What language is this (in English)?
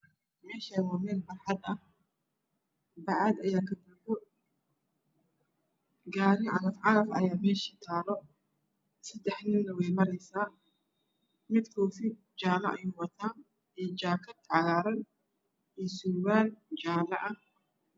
Somali